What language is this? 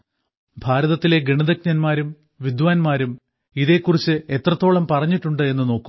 Malayalam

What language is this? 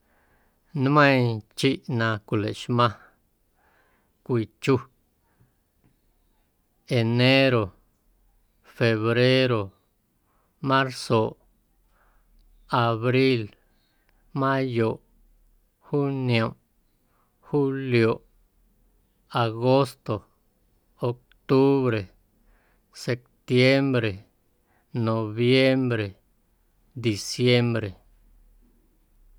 Guerrero Amuzgo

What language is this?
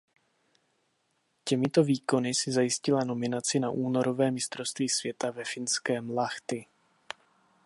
Czech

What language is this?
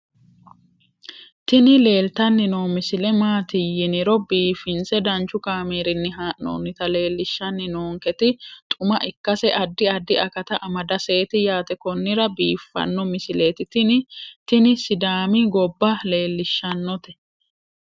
Sidamo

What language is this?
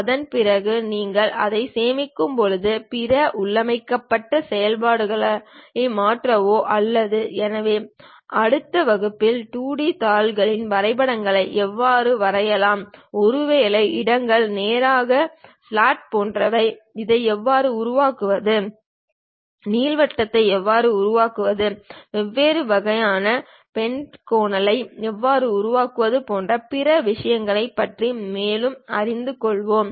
Tamil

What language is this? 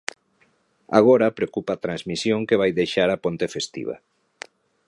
Galician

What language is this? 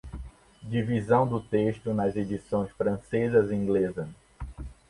Portuguese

